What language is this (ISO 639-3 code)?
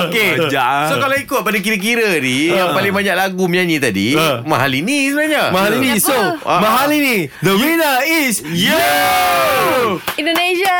msa